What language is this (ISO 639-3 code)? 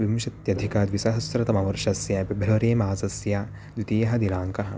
san